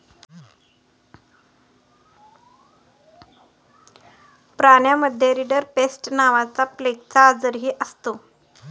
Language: Marathi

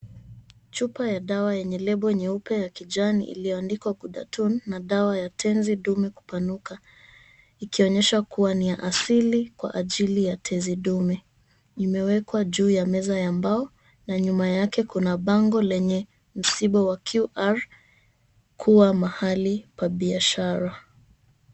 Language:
Swahili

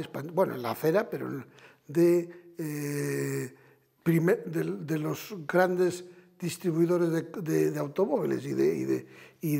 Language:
Spanish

